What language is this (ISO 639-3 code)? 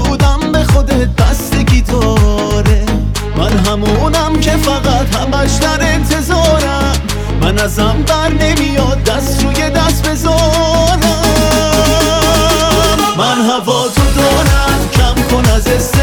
fas